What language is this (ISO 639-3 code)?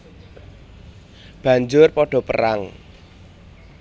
jav